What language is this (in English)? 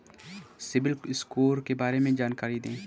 Hindi